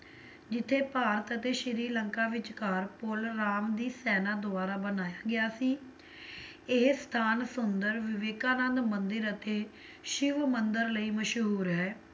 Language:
Punjabi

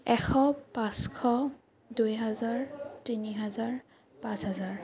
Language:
Assamese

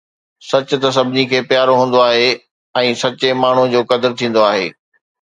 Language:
Sindhi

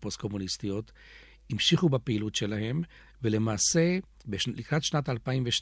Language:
Hebrew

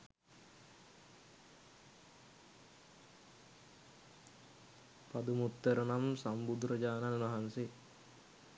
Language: Sinhala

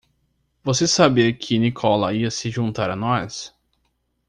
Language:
Portuguese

